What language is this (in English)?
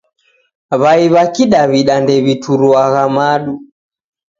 Taita